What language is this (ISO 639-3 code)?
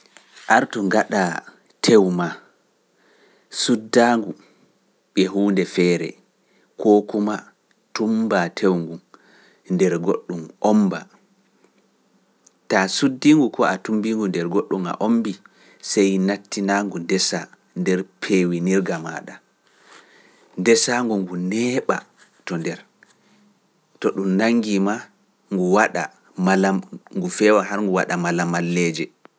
fuf